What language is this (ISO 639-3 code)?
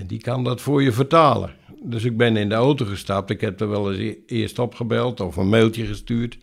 nld